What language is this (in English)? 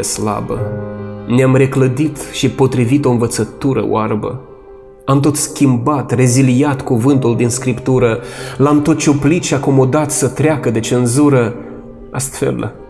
Romanian